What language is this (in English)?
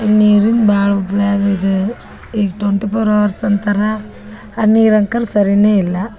Kannada